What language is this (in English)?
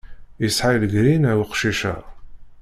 Kabyle